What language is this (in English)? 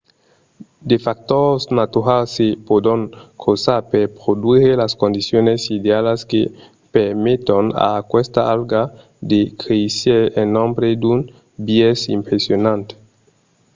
Occitan